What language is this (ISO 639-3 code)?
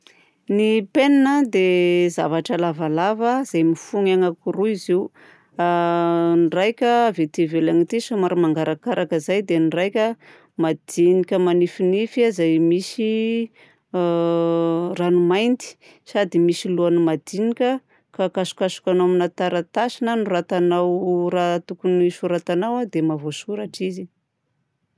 bzc